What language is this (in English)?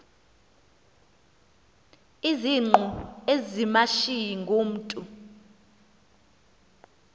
Xhosa